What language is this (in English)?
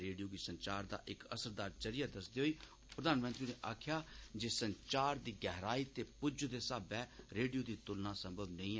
Dogri